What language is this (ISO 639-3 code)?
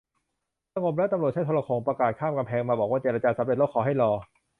tha